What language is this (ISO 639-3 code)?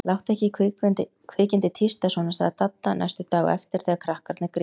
isl